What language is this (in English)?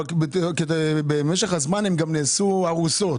Hebrew